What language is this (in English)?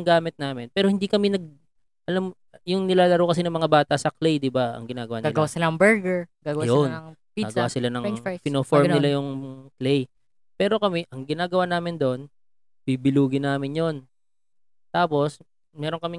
Filipino